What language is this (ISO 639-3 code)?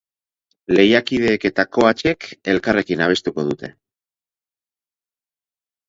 eus